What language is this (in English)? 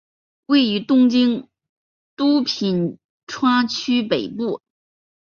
Chinese